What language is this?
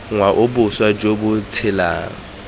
Tswana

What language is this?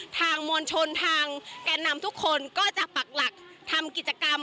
Thai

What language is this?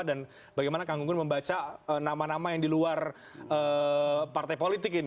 Indonesian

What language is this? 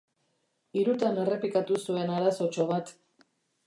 Basque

